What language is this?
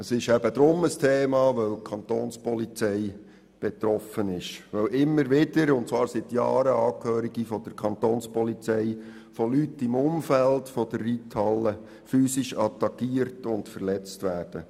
Swiss German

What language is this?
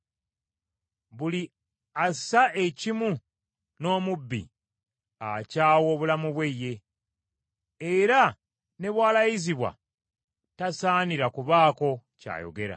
Ganda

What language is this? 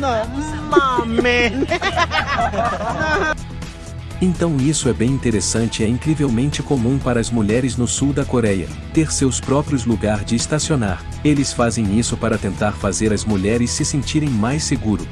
Portuguese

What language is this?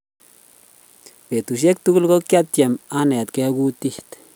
Kalenjin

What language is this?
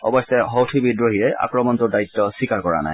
Assamese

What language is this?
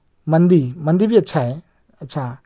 Urdu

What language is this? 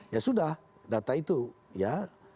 Indonesian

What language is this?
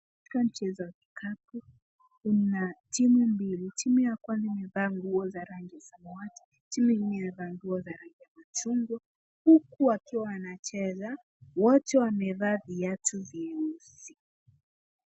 Swahili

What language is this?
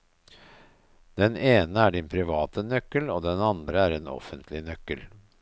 Norwegian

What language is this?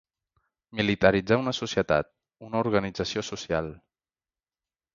Catalan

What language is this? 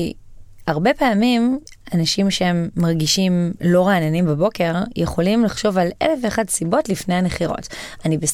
Hebrew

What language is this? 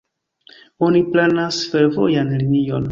Esperanto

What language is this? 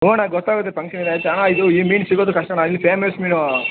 Kannada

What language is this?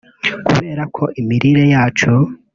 Kinyarwanda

